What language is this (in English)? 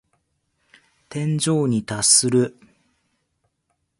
Japanese